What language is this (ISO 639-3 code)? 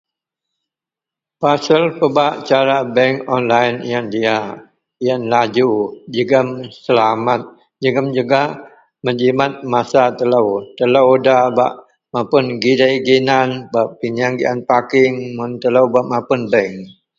mel